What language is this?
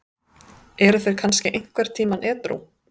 Icelandic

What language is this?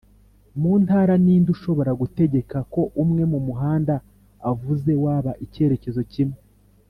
Kinyarwanda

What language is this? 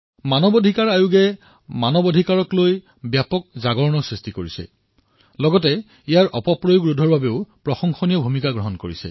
Assamese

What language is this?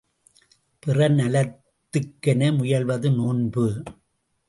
Tamil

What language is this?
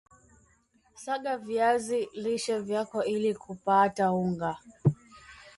Swahili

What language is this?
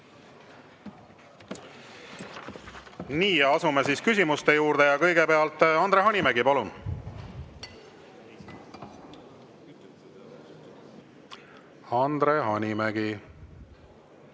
Estonian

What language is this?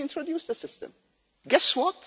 English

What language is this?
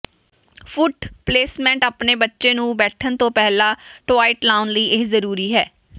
Punjabi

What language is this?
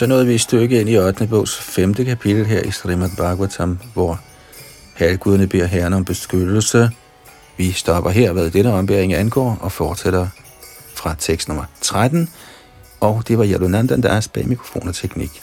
Danish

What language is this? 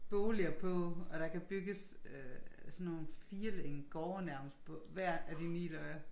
Danish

